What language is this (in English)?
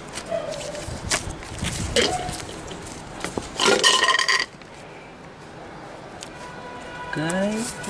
Vietnamese